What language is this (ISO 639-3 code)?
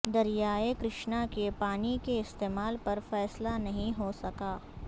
urd